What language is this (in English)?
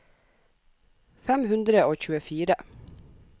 Norwegian